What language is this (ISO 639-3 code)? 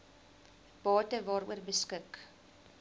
afr